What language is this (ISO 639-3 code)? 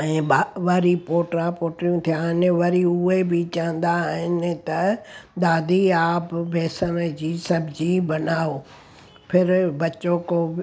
snd